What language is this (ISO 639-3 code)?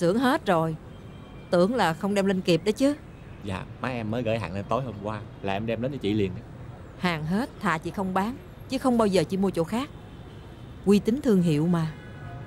vie